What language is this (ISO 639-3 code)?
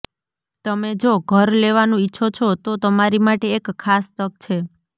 guj